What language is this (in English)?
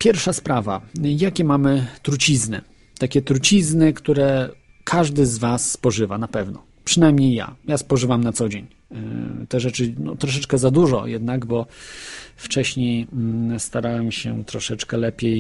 Polish